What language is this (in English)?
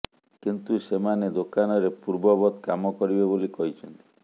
Odia